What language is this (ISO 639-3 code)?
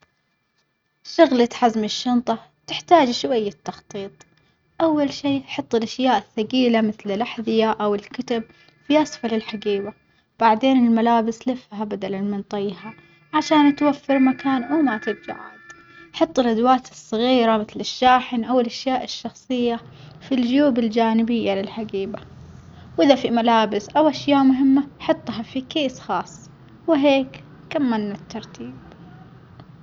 acx